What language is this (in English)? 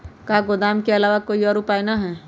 Magahi